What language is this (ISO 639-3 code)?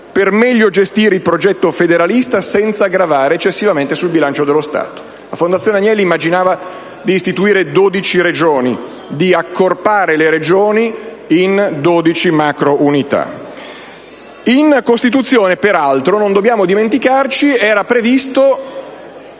ita